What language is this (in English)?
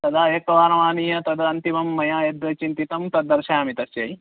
Sanskrit